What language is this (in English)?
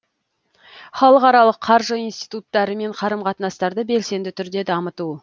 Kazakh